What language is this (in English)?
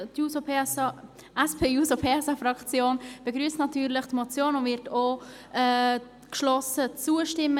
Swiss German